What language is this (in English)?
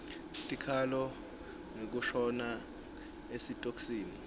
Swati